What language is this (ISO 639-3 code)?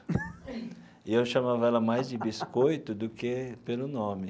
por